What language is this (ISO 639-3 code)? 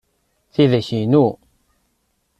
kab